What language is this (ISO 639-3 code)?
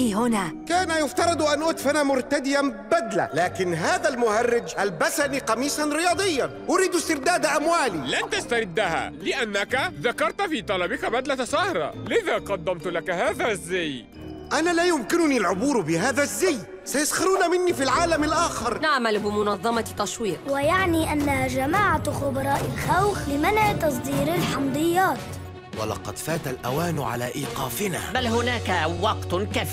ara